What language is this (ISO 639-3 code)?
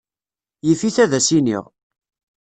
kab